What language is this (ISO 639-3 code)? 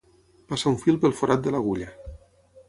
cat